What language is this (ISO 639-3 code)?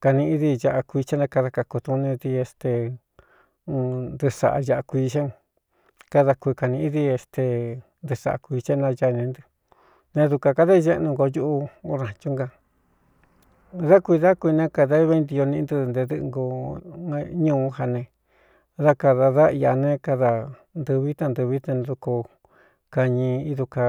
xtu